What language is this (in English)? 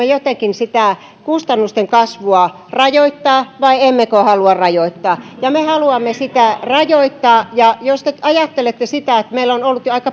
Finnish